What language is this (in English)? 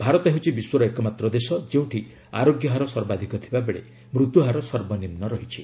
Odia